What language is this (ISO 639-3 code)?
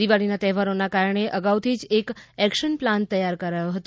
guj